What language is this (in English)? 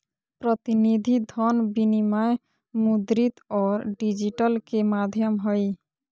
Magahi